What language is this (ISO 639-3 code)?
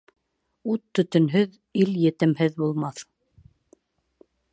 bak